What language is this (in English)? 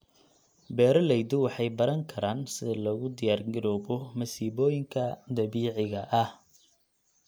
Somali